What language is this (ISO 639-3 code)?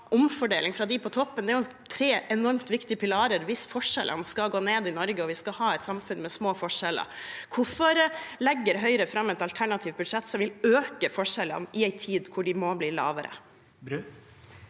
nor